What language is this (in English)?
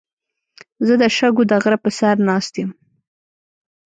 Pashto